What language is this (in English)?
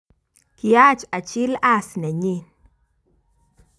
Kalenjin